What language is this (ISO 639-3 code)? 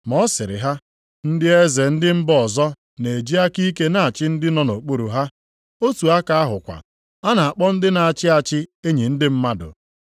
ibo